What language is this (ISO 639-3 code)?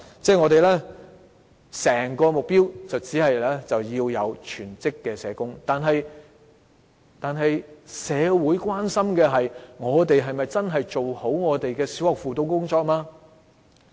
yue